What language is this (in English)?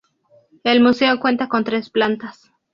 Spanish